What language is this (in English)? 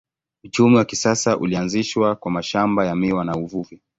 Swahili